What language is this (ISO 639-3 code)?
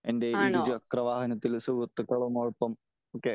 mal